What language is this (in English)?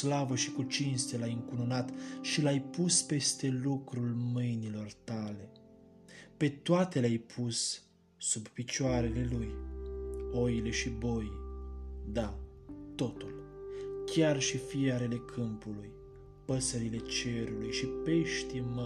Romanian